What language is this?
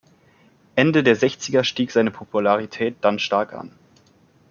German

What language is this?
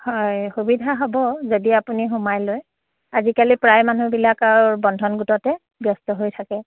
Assamese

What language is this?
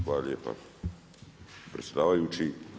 Croatian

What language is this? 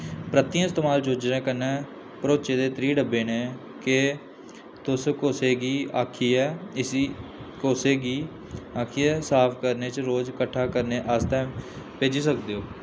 Dogri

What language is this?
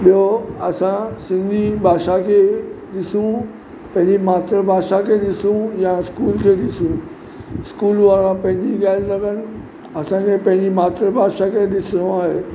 Sindhi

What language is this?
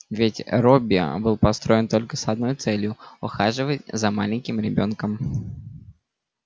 Russian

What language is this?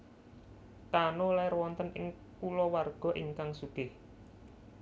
Javanese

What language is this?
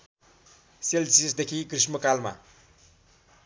Nepali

